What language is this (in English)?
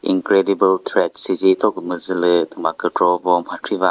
Chokri Naga